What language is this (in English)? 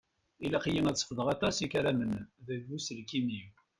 Kabyle